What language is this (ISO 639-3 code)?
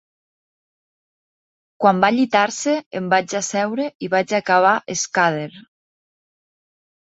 cat